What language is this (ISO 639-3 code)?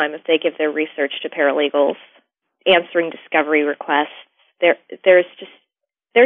eng